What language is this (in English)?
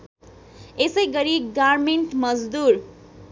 Nepali